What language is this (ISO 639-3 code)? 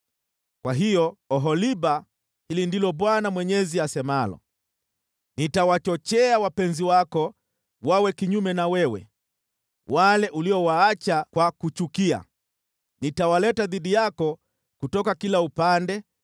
swa